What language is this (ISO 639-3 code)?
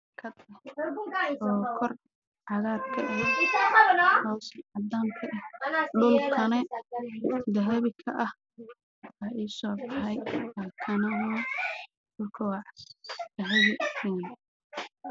som